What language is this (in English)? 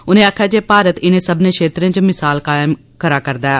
Dogri